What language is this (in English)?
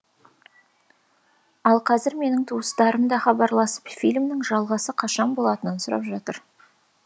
Kazakh